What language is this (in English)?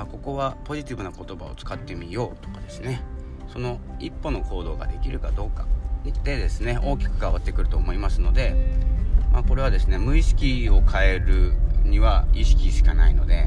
Japanese